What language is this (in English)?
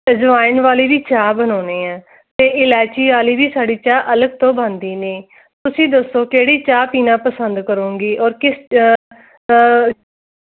Punjabi